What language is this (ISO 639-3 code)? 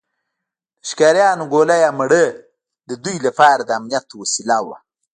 pus